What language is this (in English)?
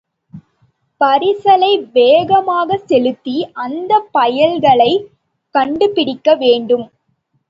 Tamil